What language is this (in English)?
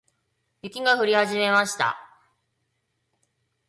Japanese